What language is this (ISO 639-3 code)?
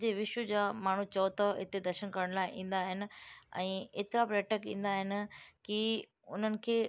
snd